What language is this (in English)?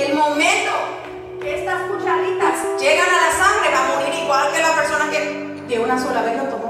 Spanish